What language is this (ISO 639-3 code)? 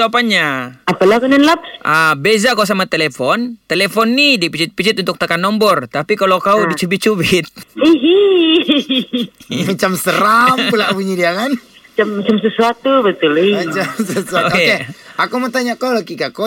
msa